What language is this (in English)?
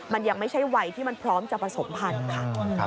Thai